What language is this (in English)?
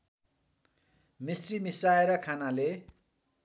Nepali